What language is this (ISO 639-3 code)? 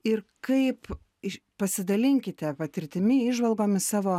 lit